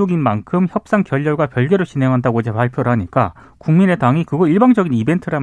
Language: Korean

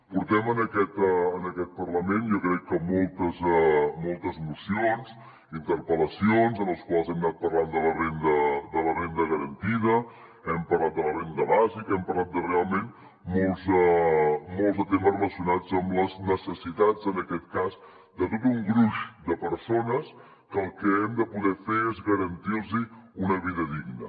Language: Catalan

